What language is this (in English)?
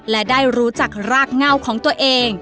Thai